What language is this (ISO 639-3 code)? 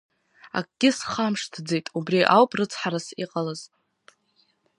abk